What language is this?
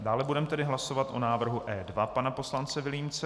Czech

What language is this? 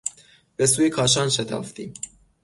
Persian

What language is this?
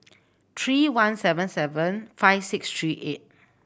English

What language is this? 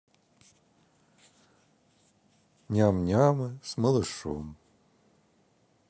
Russian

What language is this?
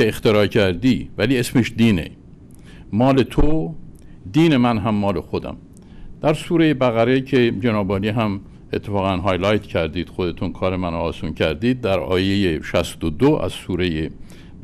Persian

